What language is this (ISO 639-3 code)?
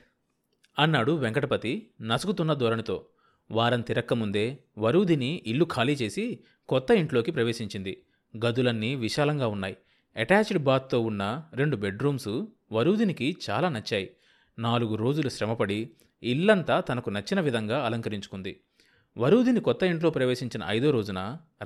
tel